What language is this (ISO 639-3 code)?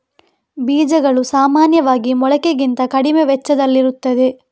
kan